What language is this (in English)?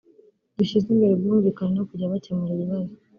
Kinyarwanda